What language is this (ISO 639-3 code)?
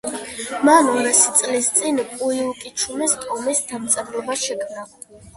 kat